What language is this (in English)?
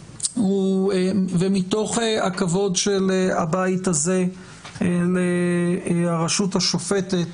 Hebrew